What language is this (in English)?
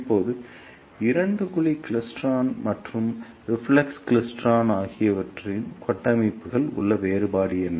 Tamil